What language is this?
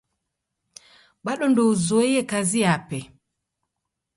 Taita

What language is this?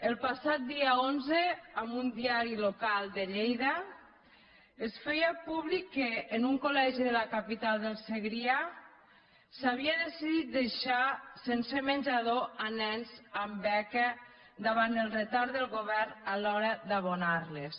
Catalan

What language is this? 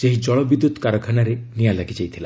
Odia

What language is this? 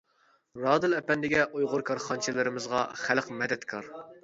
Uyghur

